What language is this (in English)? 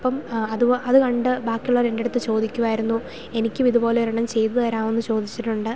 Malayalam